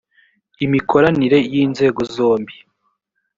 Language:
Kinyarwanda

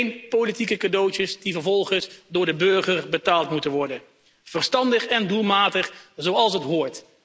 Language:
Dutch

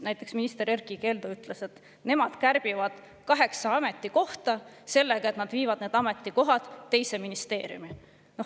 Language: Estonian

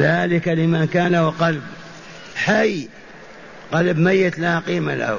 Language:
Arabic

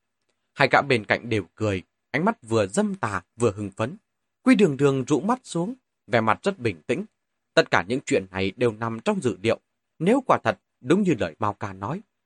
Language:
Vietnamese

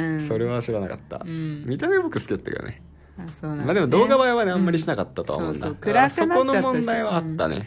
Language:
Japanese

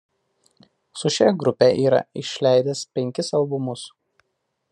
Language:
Lithuanian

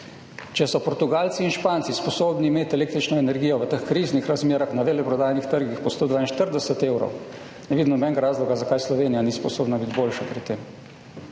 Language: Slovenian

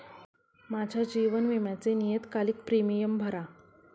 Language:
Marathi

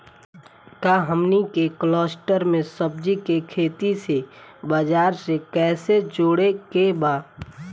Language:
Bhojpuri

